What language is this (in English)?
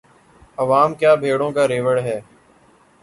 Urdu